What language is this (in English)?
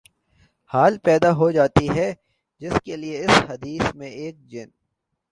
Urdu